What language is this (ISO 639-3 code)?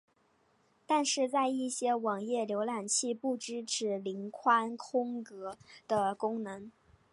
zho